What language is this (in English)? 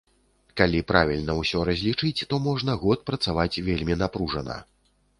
Belarusian